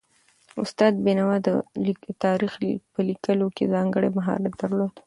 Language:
Pashto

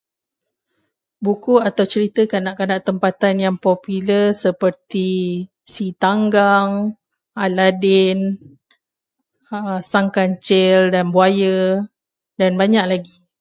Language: Malay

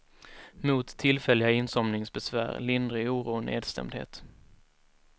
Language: Swedish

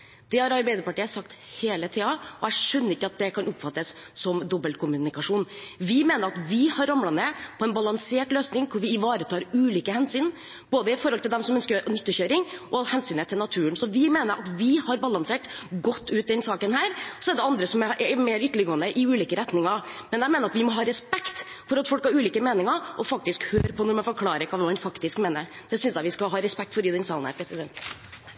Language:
Norwegian Bokmål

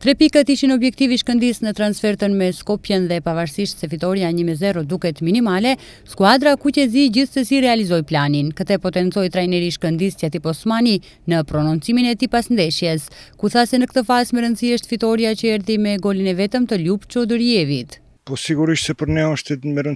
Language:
Romanian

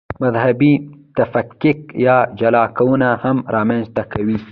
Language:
Pashto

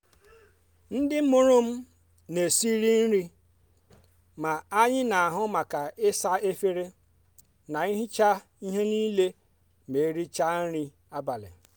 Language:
Igbo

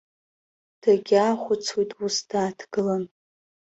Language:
Abkhazian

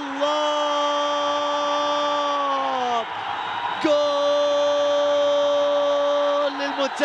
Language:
Arabic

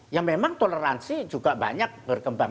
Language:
Indonesian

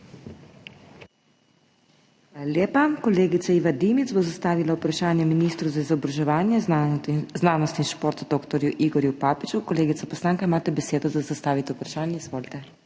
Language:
Slovenian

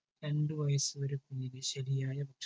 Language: Malayalam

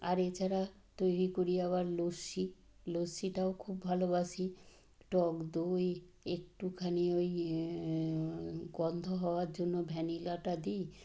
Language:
Bangla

